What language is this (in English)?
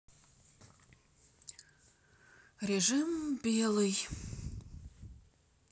Russian